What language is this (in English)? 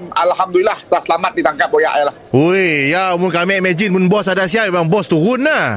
Malay